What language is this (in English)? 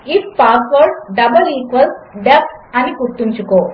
Telugu